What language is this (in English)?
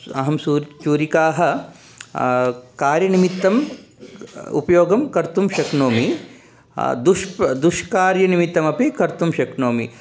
Sanskrit